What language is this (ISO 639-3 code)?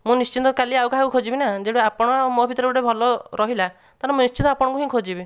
ori